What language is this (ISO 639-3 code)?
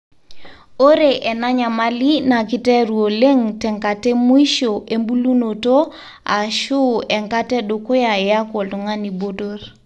mas